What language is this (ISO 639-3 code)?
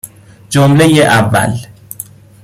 fas